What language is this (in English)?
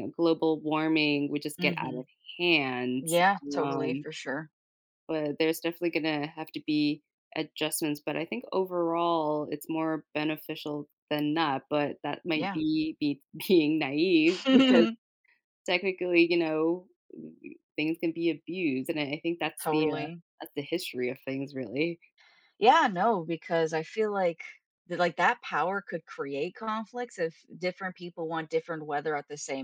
English